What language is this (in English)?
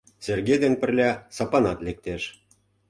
Mari